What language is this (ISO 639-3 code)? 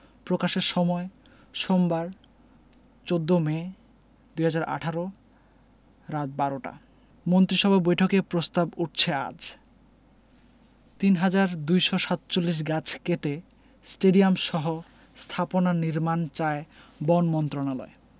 ben